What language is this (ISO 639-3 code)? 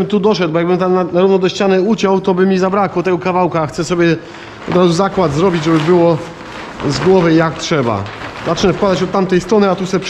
pol